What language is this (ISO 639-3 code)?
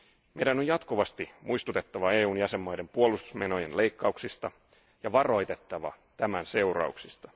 fin